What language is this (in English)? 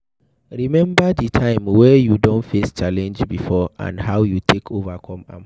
Nigerian Pidgin